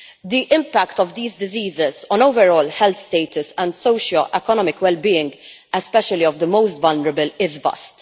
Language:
English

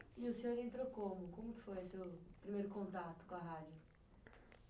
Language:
Portuguese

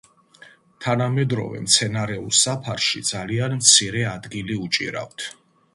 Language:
Georgian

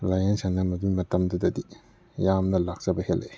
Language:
Manipuri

